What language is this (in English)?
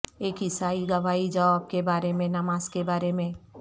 Urdu